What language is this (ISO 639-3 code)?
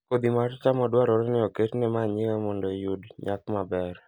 luo